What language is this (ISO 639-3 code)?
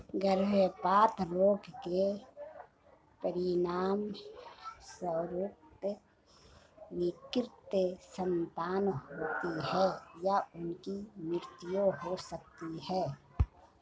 hin